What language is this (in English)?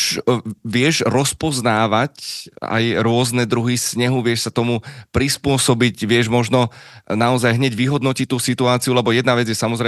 Slovak